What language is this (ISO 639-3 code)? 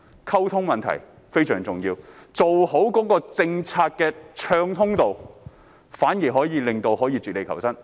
yue